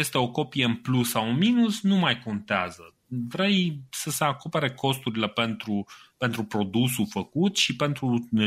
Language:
Romanian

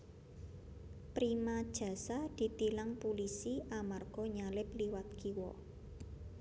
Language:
Javanese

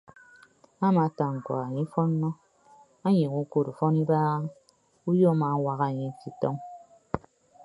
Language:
Ibibio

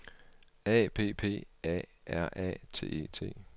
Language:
Danish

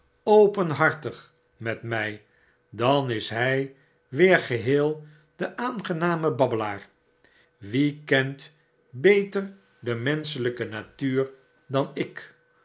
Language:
Dutch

